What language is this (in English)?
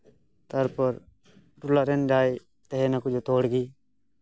Santali